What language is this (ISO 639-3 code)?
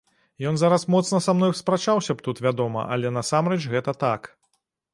bel